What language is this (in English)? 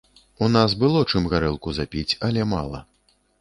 Belarusian